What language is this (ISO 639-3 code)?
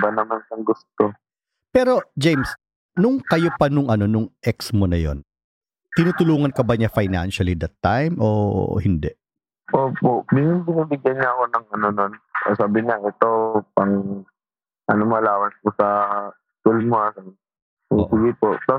fil